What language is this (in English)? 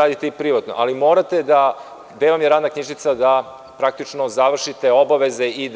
Serbian